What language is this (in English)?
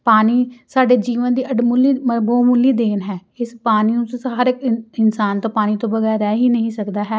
Punjabi